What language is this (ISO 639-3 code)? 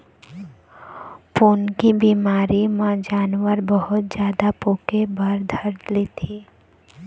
hne